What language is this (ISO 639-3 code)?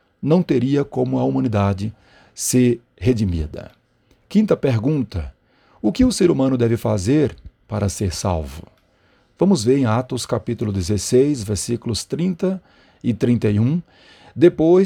por